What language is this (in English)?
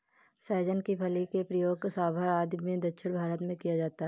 Hindi